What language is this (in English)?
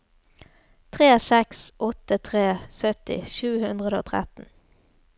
Norwegian